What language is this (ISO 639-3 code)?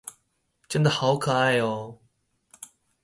zho